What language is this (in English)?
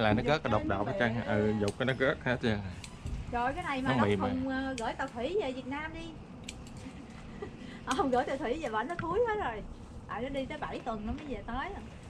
Vietnamese